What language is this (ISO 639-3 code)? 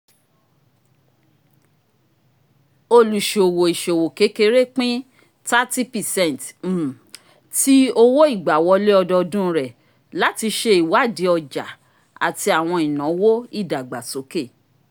yor